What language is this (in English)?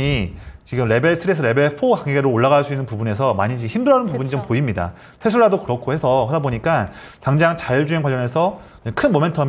Korean